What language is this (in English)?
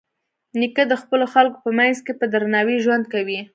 Pashto